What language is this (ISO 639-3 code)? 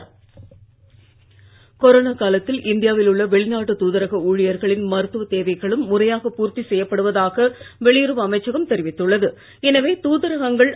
tam